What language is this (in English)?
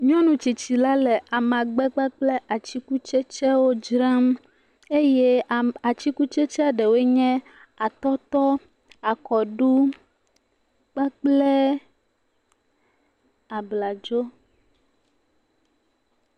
Ewe